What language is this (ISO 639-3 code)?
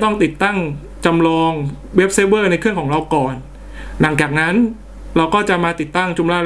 tha